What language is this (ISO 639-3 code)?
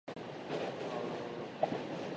jpn